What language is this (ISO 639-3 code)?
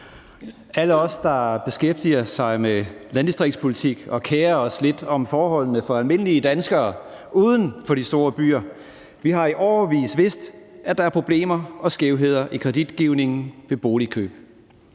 dan